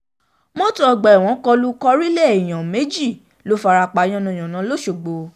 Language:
Yoruba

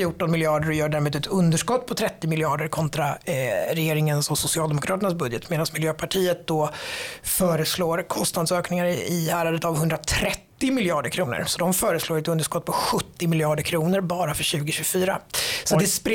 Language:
Swedish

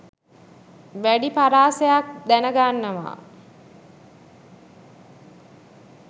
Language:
Sinhala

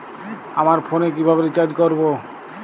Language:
Bangla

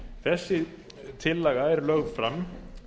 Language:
Icelandic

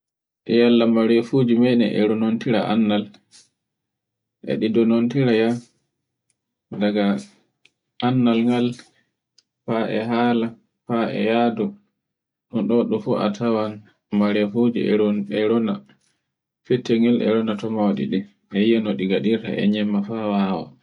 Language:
Borgu Fulfulde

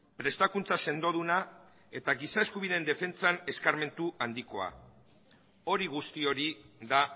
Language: Basque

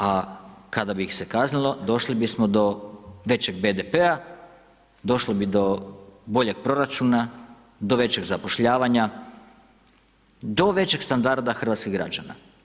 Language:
Croatian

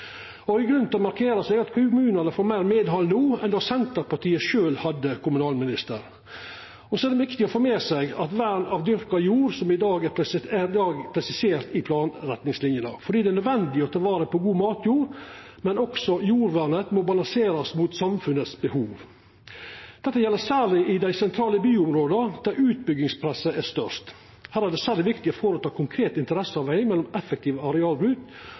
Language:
Norwegian Nynorsk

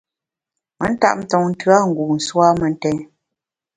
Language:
Bamun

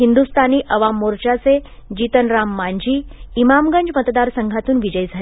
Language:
Marathi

